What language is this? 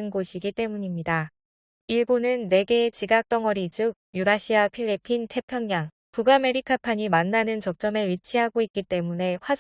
Korean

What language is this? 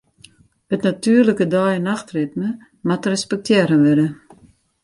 Western Frisian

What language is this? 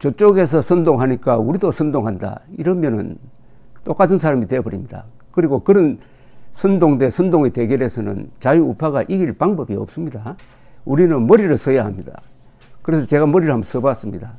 Korean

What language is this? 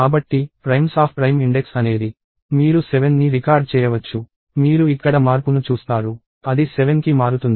Telugu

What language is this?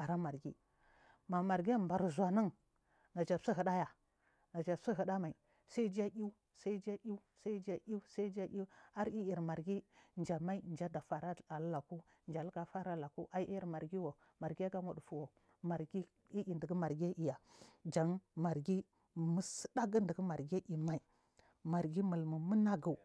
Marghi South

